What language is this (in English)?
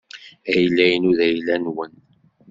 Kabyle